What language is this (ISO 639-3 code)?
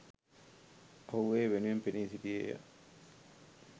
sin